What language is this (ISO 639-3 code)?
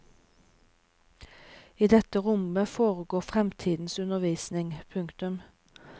nor